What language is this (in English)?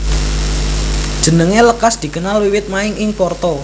Javanese